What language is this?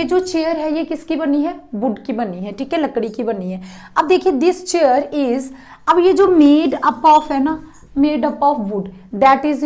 Hindi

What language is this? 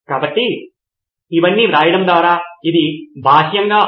Telugu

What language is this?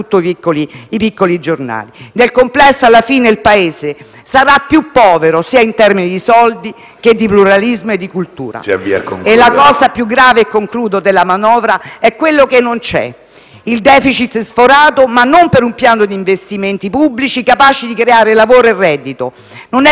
Italian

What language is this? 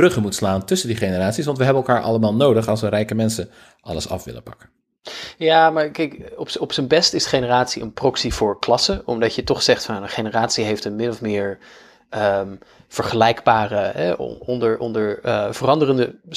Dutch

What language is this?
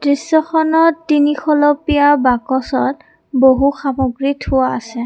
Assamese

